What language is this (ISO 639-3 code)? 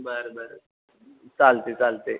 mar